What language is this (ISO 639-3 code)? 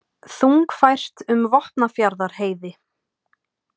isl